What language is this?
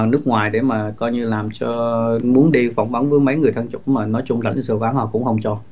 Vietnamese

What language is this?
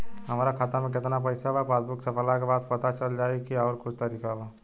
Bhojpuri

